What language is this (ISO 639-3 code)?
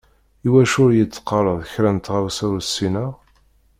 kab